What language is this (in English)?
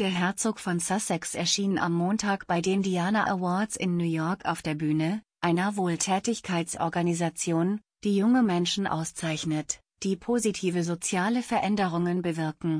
German